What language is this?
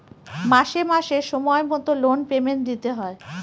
Bangla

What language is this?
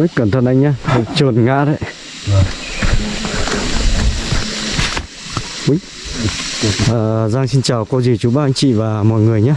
Vietnamese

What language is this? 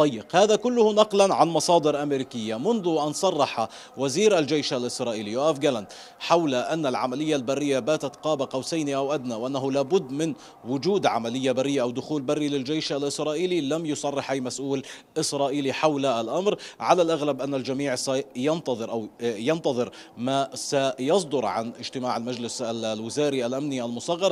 Arabic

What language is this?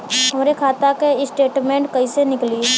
Bhojpuri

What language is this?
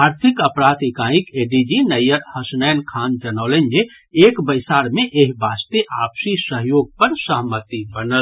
Maithili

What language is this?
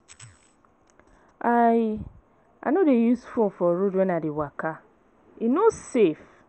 Nigerian Pidgin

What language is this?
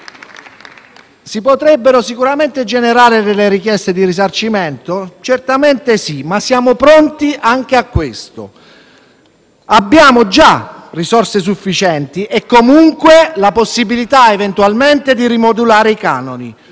Italian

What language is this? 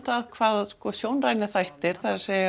Icelandic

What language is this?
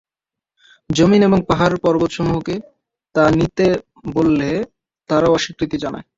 Bangla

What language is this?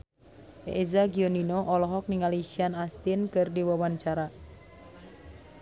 Sundanese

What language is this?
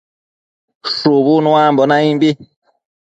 Matsés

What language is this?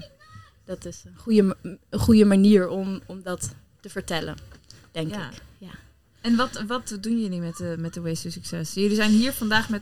Dutch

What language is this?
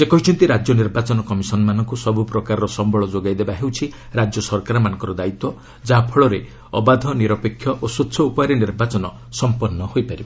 Odia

